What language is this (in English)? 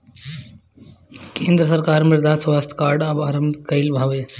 Bhojpuri